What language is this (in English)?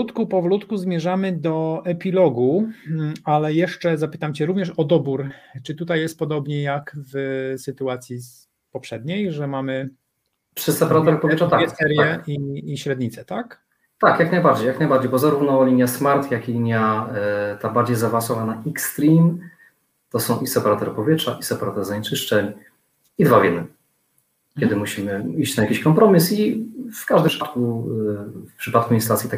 Polish